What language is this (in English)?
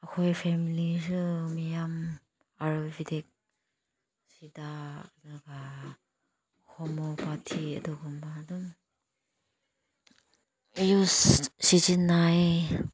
Manipuri